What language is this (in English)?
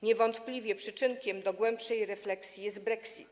Polish